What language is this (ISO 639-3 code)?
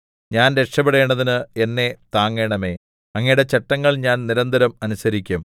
mal